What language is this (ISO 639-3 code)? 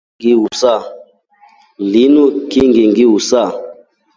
rof